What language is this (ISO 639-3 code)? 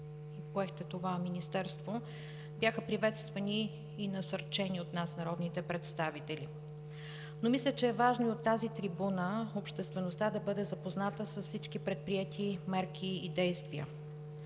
bul